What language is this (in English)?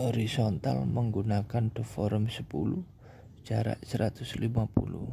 Indonesian